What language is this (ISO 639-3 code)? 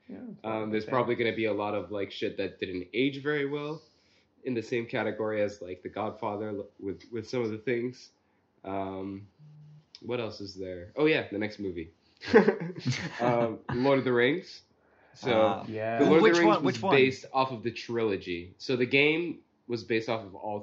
eng